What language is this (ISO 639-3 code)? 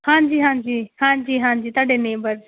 pan